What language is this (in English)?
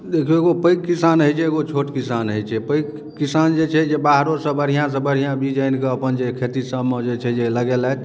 Maithili